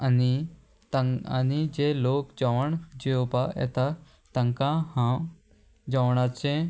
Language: Konkani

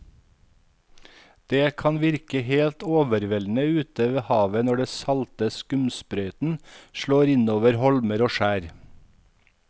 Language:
Norwegian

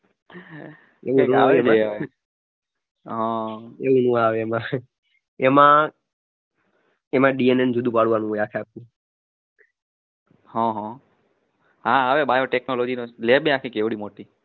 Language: Gujarati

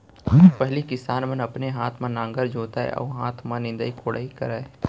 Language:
Chhattisgarhi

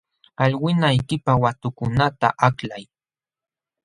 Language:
Jauja Wanca Quechua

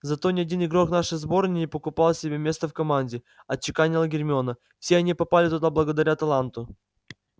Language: Russian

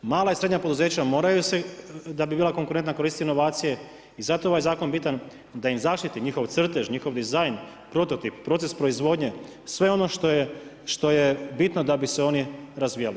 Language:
Croatian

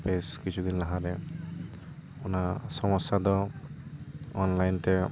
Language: Santali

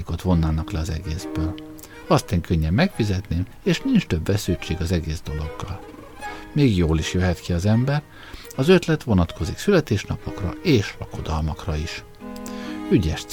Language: Hungarian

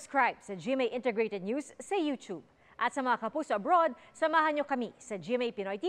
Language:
Filipino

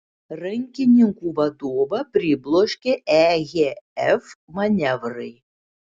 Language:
Lithuanian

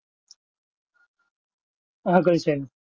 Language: Gujarati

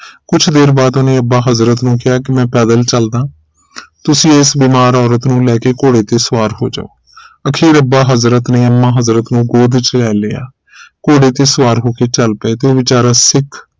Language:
Punjabi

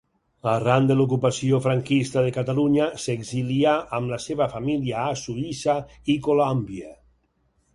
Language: Catalan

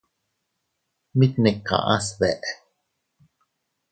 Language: Teutila Cuicatec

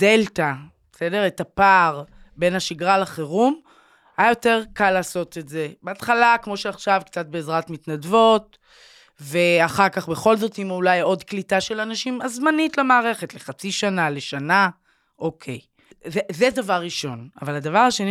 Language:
Hebrew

